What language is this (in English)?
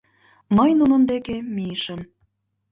Mari